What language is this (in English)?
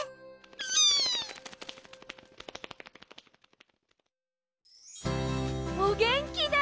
Japanese